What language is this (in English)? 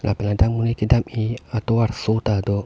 Karbi